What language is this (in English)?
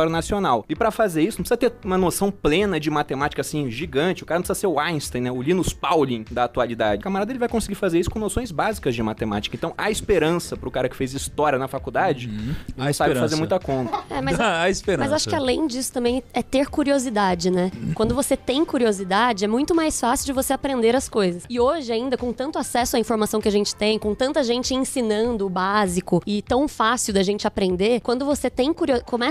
Portuguese